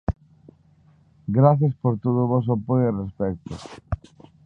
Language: Galician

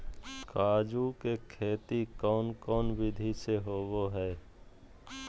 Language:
Magahi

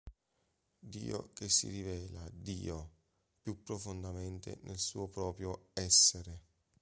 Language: Italian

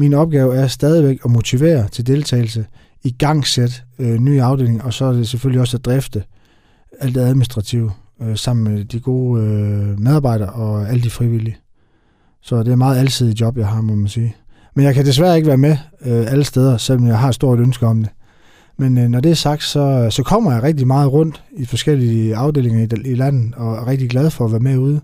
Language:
Danish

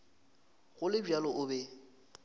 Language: Northern Sotho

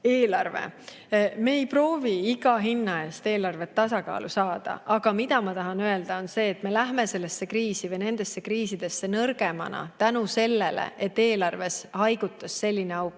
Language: Estonian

